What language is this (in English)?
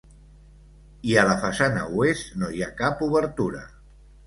Catalan